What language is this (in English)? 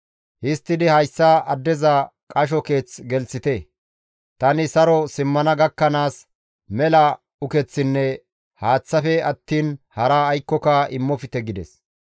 Gamo